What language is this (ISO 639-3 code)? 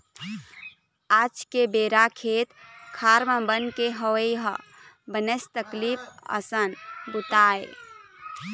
hne